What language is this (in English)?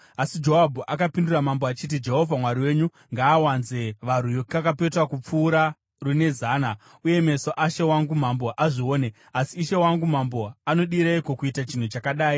Shona